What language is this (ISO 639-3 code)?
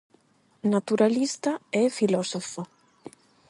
glg